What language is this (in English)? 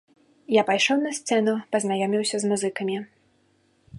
Belarusian